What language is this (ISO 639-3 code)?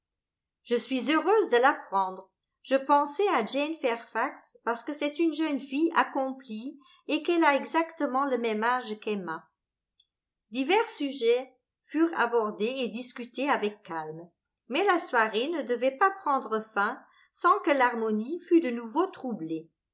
fra